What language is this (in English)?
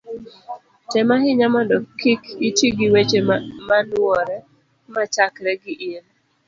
Luo (Kenya and Tanzania)